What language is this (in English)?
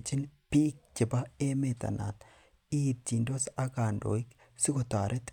Kalenjin